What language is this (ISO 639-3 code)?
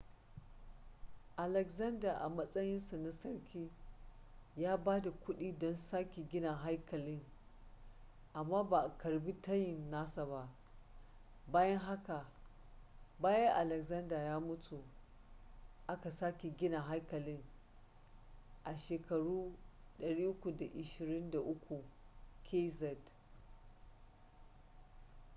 hau